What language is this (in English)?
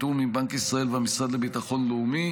Hebrew